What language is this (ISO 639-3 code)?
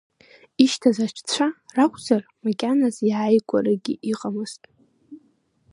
abk